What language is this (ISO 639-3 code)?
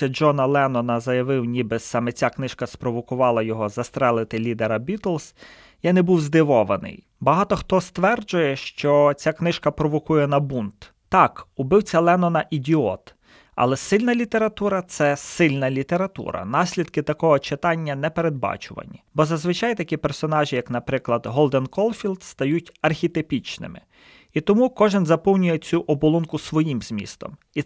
ukr